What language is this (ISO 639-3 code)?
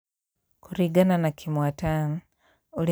kik